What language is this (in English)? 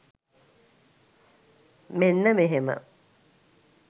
Sinhala